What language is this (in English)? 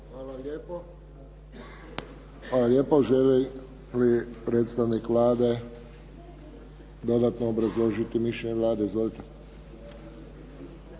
Croatian